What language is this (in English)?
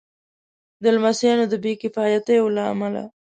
Pashto